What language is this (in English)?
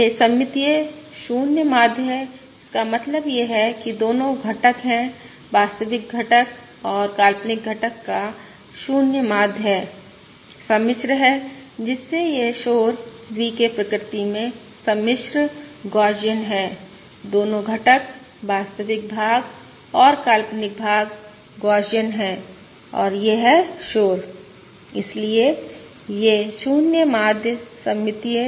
Hindi